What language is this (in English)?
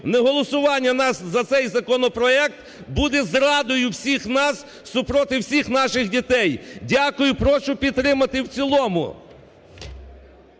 Ukrainian